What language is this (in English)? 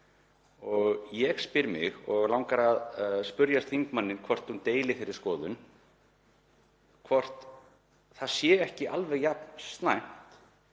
Icelandic